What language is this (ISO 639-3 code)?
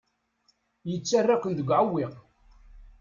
kab